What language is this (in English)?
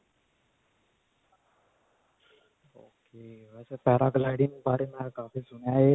Punjabi